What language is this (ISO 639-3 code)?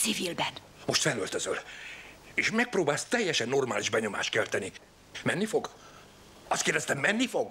hun